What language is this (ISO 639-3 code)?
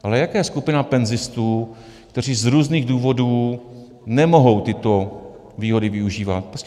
ces